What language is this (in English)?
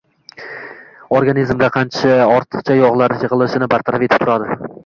Uzbek